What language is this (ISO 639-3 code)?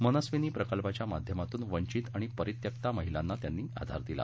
mar